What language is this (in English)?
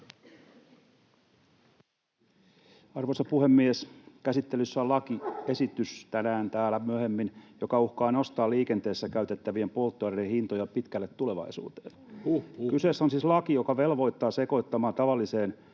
Finnish